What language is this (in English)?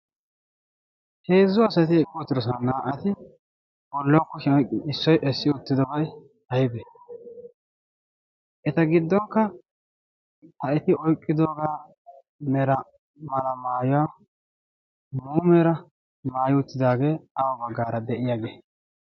Wolaytta